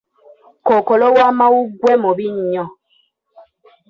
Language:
Ganda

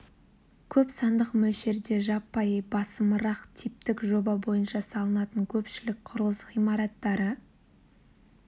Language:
Kazakh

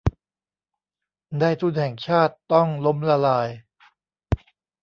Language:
Thai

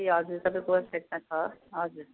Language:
Nepali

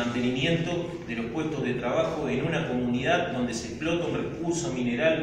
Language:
Spanish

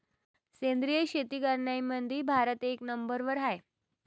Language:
Marathi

